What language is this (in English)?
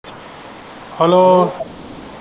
Punjabi